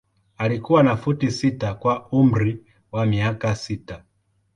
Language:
Swahili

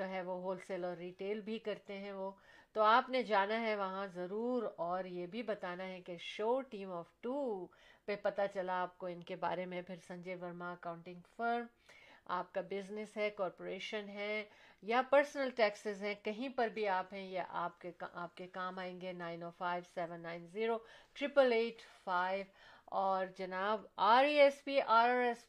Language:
Urdu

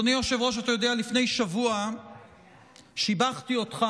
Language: Hebrew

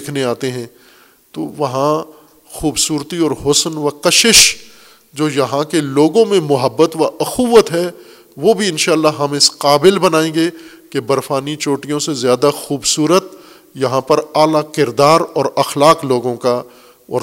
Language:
Urdu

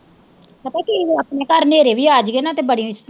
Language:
Punjabi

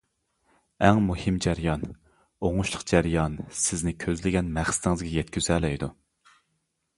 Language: Uyghur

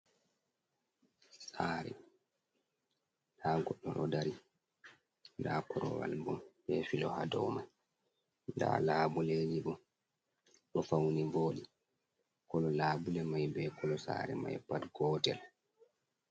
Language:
Fula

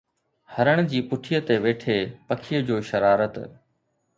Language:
Sindhi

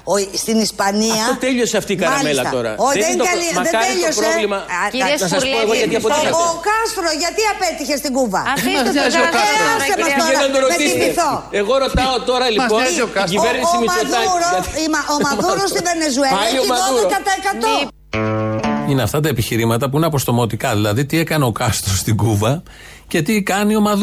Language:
Greek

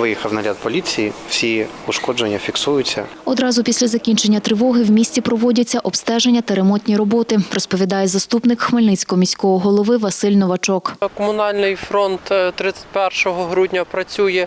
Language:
Ukrainian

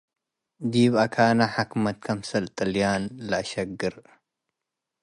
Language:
Tigre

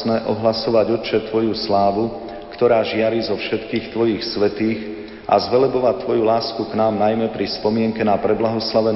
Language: Slovak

